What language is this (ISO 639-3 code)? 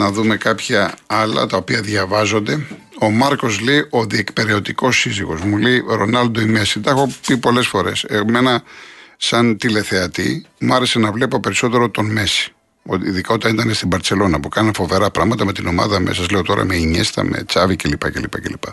ell